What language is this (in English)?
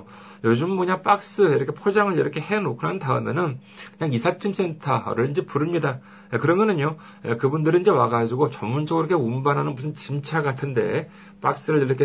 Korean